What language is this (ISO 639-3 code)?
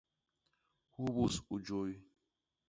bas